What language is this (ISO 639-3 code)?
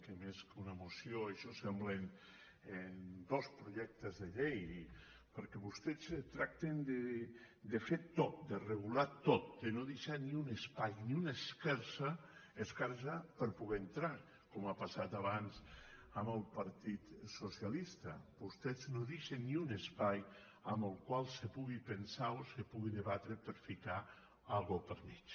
cat